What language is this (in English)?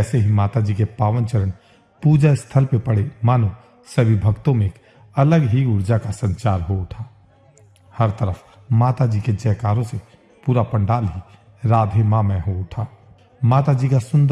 Hindi